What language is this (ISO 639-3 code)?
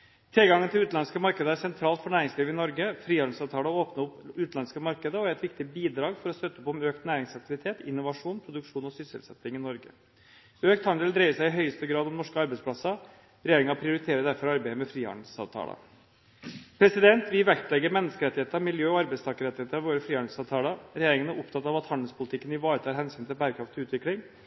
nob